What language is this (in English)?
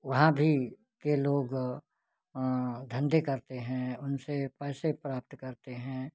Hindi